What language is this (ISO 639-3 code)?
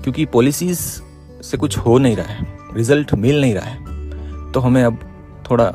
hin